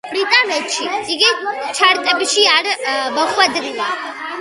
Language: Georgian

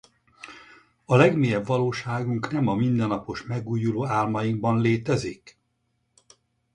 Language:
Hungarian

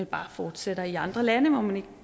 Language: Danish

